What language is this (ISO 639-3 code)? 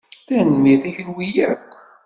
kab